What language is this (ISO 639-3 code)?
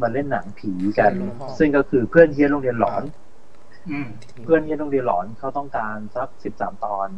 tha